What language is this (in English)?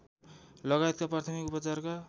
Nepali